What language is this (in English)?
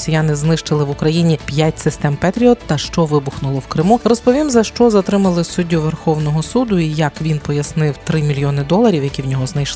Ukrainian